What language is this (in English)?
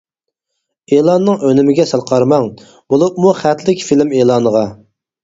Uyghur